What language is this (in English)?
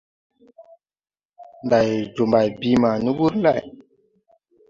Tupuri